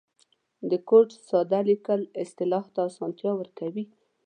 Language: Pashto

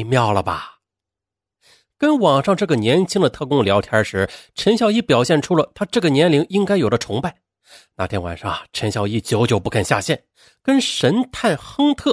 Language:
Chinese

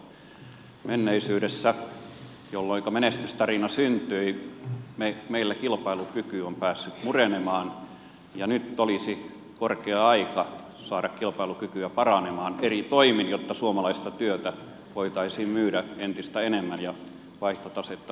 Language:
Finnish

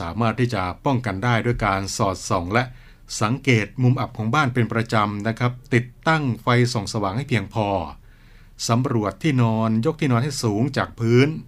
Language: Thai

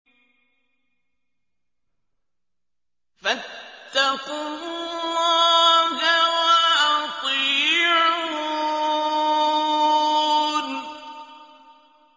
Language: Arabic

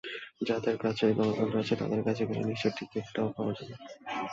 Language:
Bangla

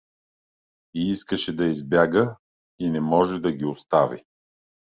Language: Bulgarian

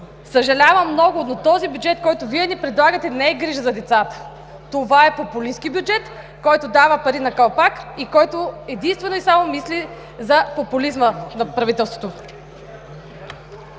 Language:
Bulgarian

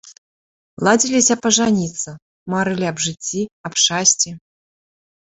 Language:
Belarusian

